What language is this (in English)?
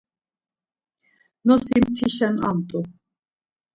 Laz